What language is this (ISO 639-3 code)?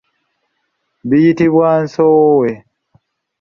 lug